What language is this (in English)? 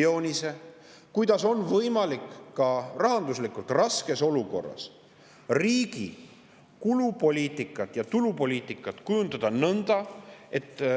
Estonian